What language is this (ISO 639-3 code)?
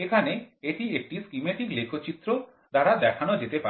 ben